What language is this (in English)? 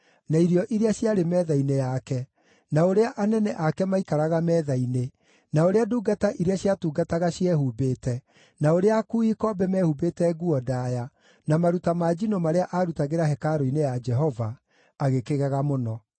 Kikuyu